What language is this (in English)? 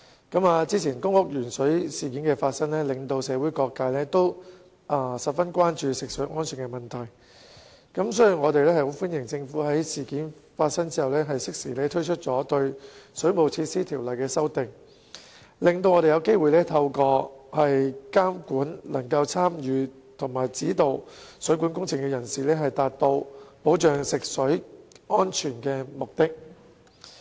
Cantonese